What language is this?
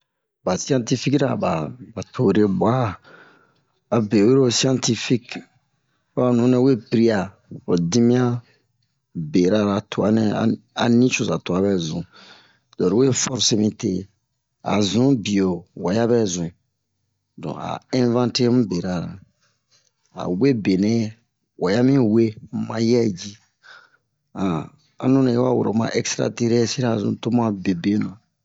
Bomu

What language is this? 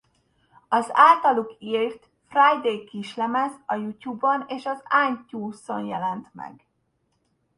Hungarian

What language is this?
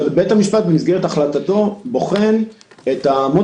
Hebrew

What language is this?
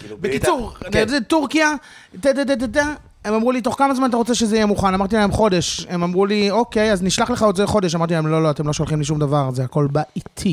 Hebrew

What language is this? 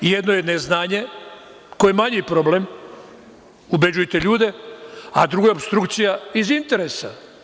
Serbian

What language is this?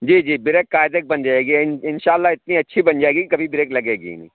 Urdu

